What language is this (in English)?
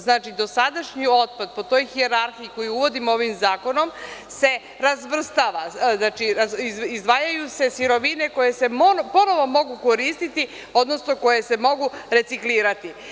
Serbian